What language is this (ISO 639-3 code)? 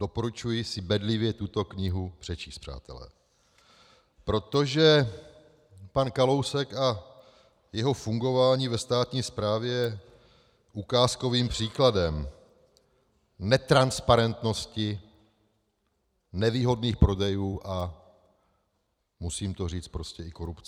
ces